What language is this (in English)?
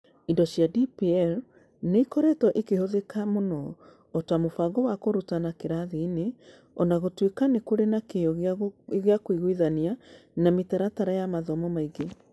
Kikuyu